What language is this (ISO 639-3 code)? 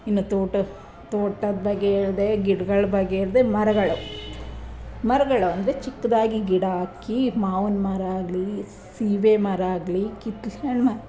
kan